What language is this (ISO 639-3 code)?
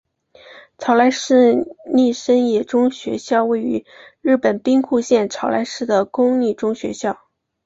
zho